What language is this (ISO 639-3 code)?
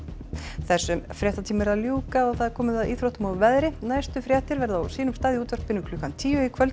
isl